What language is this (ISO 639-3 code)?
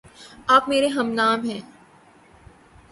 urd